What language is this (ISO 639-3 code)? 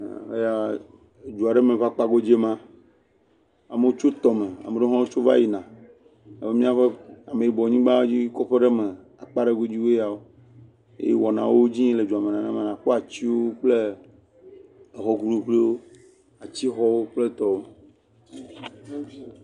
ewe